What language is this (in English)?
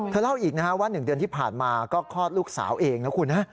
Thai